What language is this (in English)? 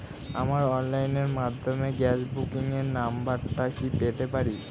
Bangla